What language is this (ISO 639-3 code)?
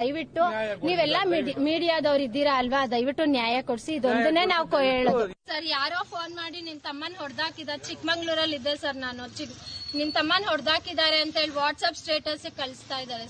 tha